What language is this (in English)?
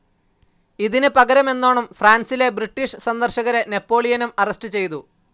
Malayalam